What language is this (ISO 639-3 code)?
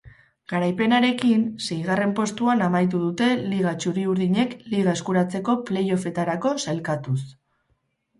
eus